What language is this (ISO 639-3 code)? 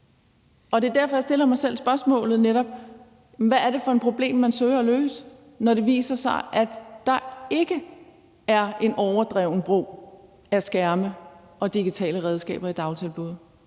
dan